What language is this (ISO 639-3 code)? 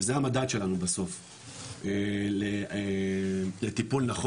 heb